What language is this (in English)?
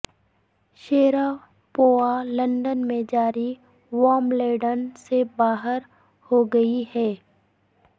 Urdu